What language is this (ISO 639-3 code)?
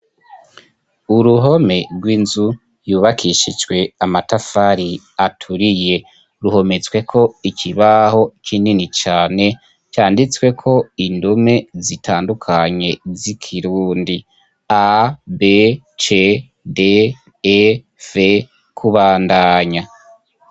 run